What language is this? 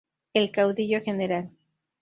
Spanish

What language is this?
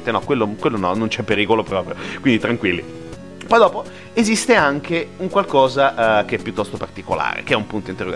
Italian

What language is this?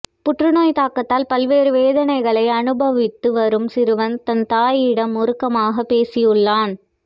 Tamil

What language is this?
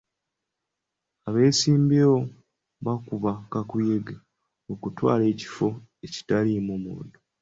Ganda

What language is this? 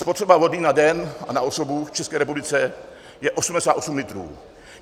Czech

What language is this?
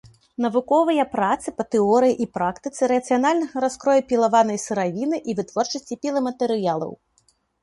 Belarusian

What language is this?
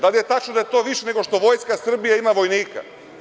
Serbian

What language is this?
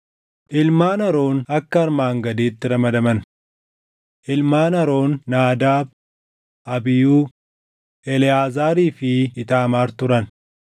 Oromo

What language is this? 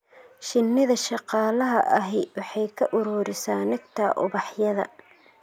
Somali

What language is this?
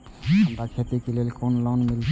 Maithili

